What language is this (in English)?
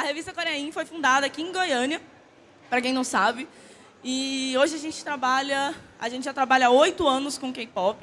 Portuguese